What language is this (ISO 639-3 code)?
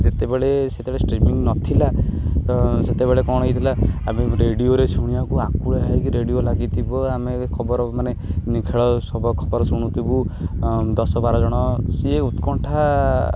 ori